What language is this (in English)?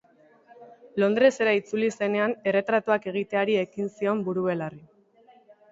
Basque